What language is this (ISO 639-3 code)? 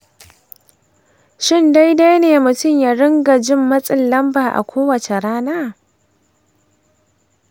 hau